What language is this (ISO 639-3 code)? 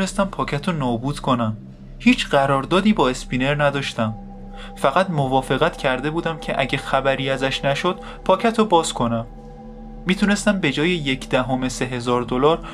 fas